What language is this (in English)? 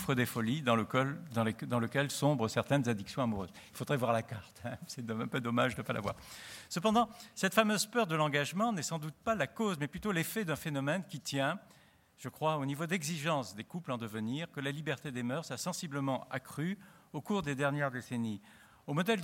French